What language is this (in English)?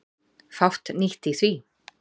Icelandic